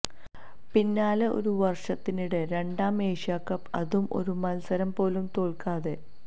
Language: Malayalam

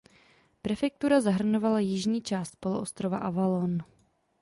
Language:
Czech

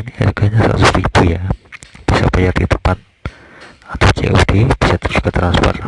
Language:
Indonesian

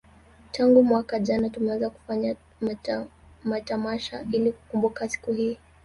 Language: Swahili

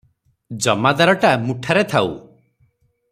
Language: Odia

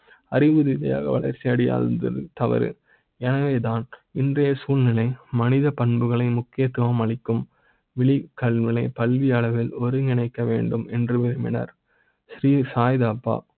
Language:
Tamil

